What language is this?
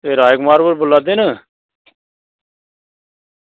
Dogri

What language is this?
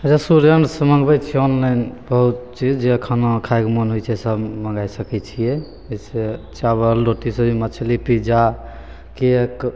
Maithili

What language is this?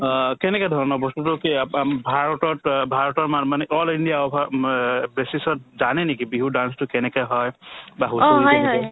Assamese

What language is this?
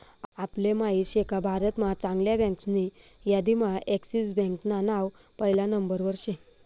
Marathi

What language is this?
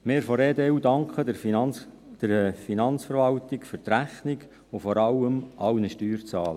Swiss German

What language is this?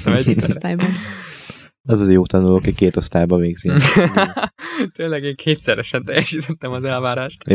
Hungarian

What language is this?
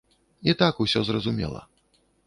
Belarusian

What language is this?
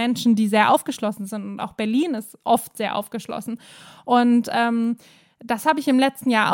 German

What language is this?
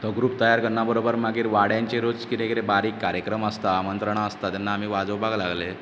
Konkani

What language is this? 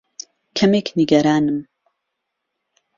Central Kurdish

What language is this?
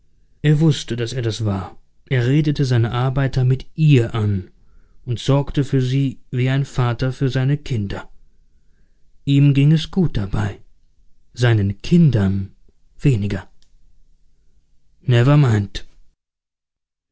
German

